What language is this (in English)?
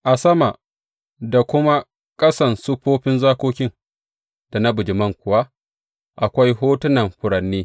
Hausa